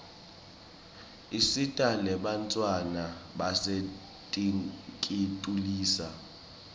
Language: Swati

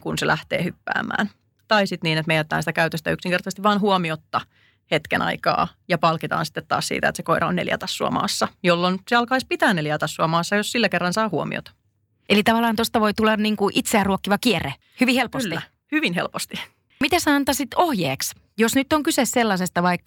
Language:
Finnish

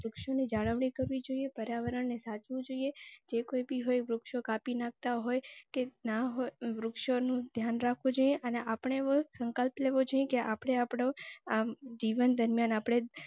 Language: Gujarati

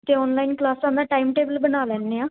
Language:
Punjabi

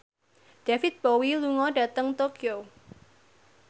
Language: Javanese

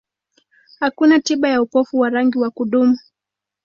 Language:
Swahili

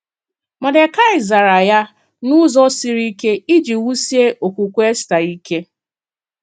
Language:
Igbo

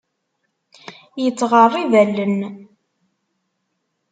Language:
Kabyle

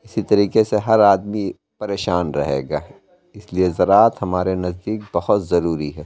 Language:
Urdu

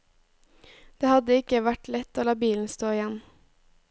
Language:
Norwegian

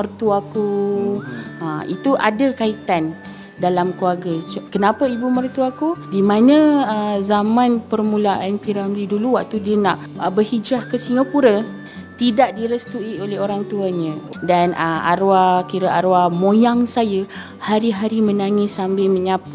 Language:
Malay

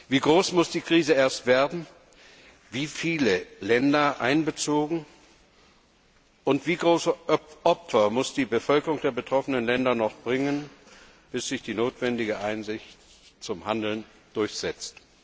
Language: German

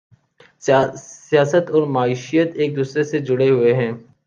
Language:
Urdu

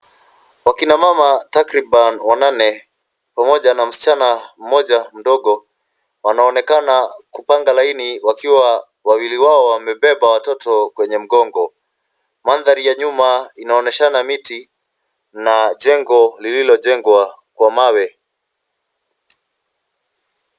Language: Swahili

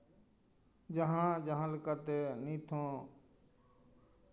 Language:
Santali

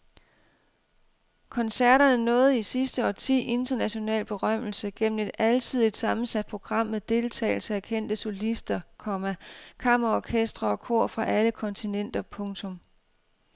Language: Danish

